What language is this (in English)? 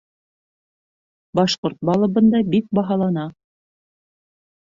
Bashkir